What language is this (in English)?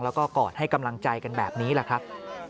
Thai